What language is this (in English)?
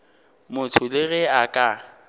Northern Sotho